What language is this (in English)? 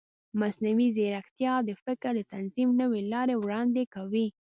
Pashto